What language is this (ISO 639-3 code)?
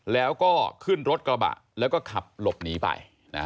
tha